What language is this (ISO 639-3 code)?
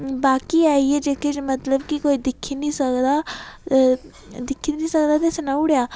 doi